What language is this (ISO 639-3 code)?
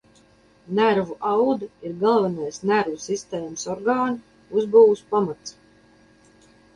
lav